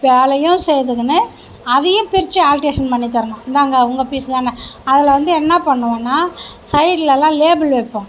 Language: Tamil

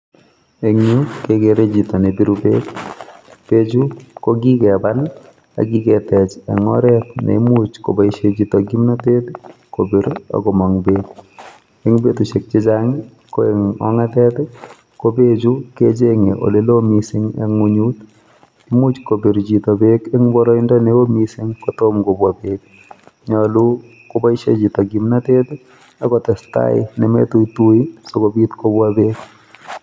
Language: Kalenjin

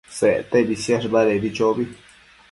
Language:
Matsés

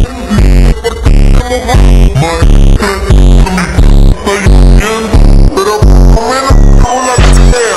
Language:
Arabic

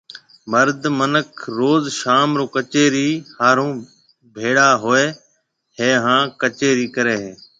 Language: Marwari (Pakistan)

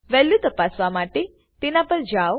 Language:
Gujarati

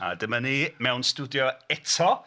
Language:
Welsh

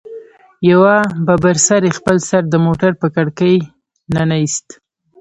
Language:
Pashto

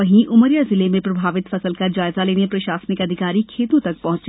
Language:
Hindi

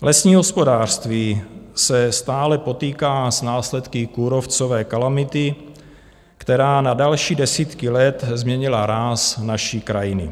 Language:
Czech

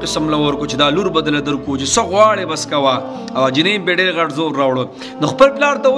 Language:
Romanian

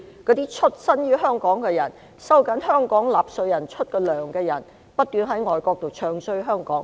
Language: Cantonese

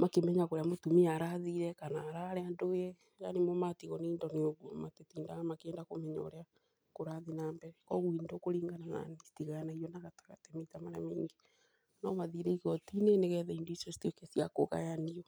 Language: Kikuyu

